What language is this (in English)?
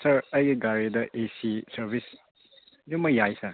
Manipuri